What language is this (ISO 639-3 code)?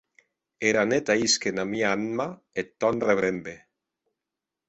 oci